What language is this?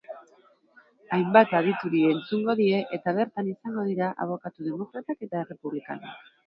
Basque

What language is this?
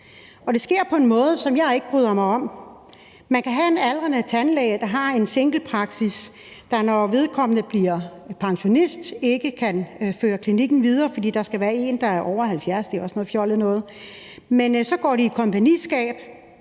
Danish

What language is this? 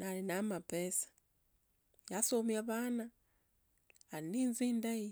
Tsotso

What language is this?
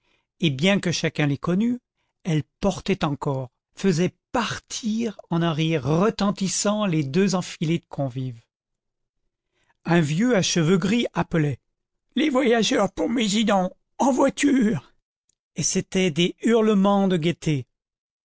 French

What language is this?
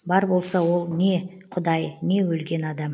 Kazakh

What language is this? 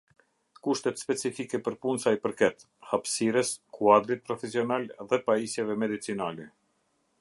Albanian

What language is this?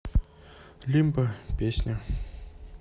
Russian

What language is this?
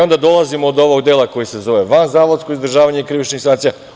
Serbian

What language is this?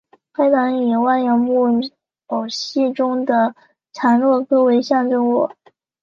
Chinese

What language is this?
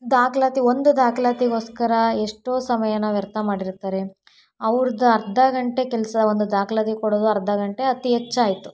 Kannada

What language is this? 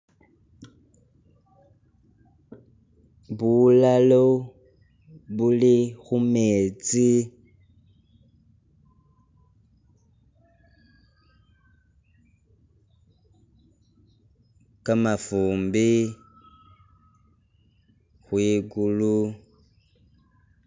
Masaaba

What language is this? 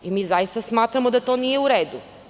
Serbian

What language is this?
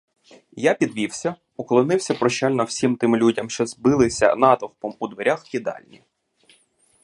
Ukrainian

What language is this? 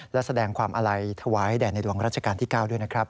Thai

